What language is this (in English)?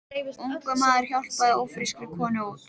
Icelandic